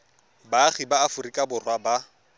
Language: Tswana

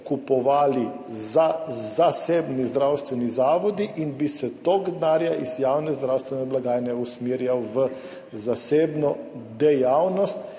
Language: Slovenian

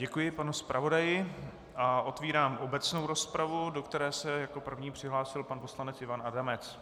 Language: Czech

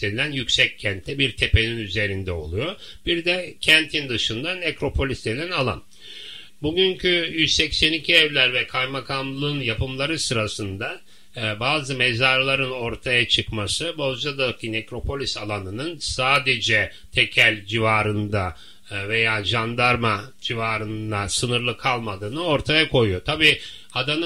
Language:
Turkish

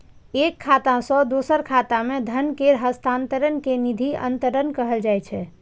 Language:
Maithili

